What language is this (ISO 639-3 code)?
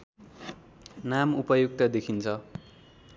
nep